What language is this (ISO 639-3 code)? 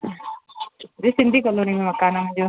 snd